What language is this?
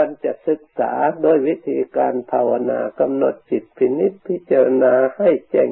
Thai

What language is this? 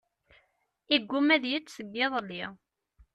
Kabyle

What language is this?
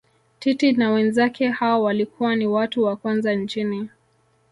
Swahili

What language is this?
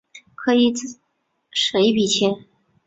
Chinese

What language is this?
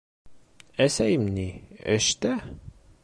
Bashkir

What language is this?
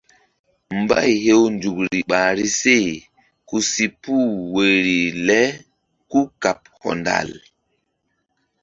Mbum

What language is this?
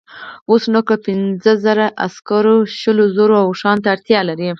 Pashto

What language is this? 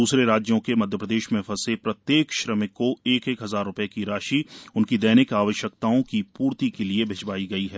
Hindi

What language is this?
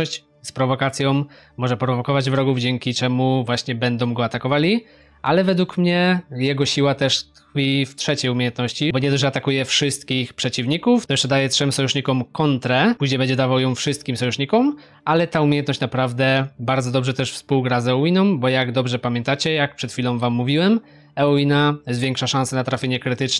Polish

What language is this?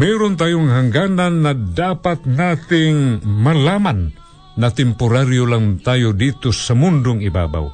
Filipino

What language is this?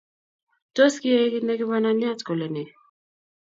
Kalenjin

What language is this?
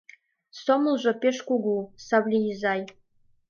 Mari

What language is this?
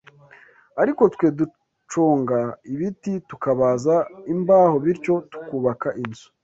Kinyarwanda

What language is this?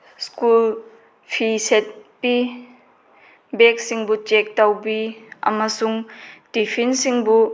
Manipuri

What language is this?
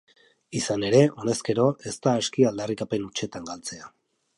Basque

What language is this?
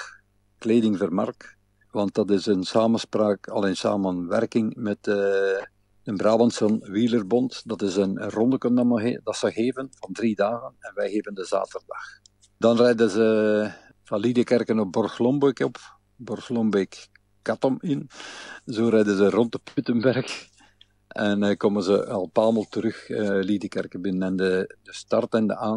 Dutch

